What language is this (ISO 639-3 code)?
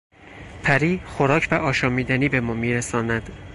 fas